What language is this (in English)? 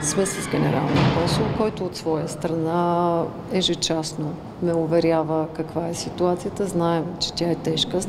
Bulgarian